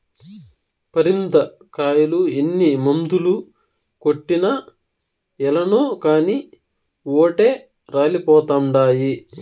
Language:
Telugu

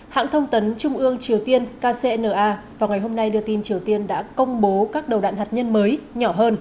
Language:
Vietnamese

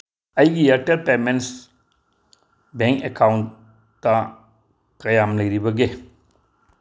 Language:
Manipuri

